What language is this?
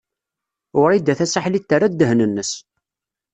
Kabyle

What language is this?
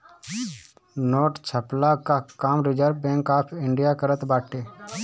Bhojpuri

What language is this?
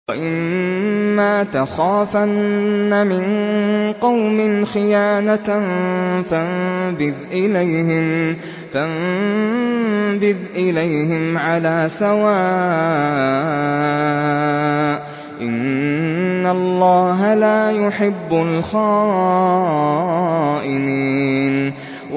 Arabic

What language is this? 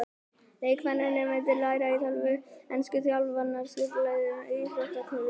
Icelandic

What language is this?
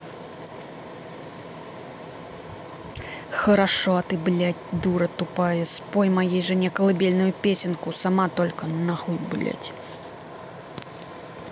Russian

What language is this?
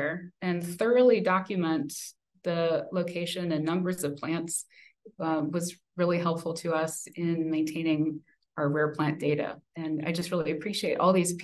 English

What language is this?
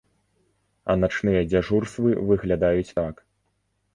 Belarusian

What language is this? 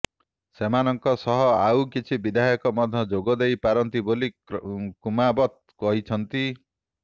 Odia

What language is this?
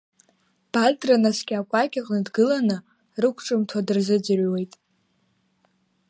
Abkhazian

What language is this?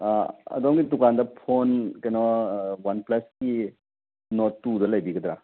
Manipuri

